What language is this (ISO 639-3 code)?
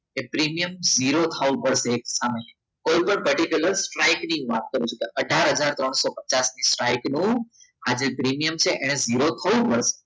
guj